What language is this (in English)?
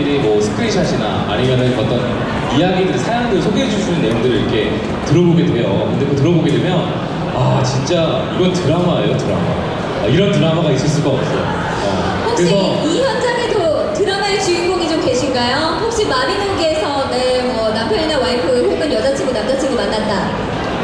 Korean